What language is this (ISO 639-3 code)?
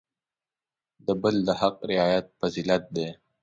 pus